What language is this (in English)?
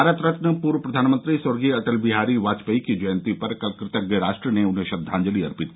Hindi